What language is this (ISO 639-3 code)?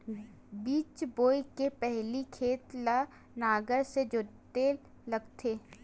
hne